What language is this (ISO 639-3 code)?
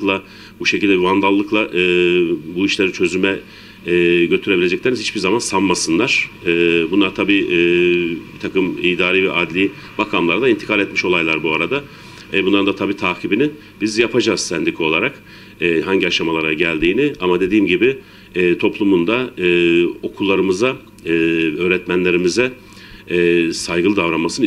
tur